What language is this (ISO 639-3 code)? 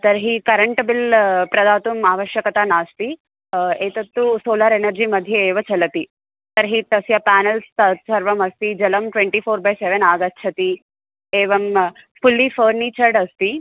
san